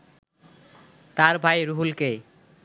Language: Bangla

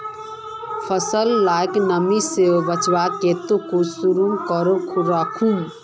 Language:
Magahi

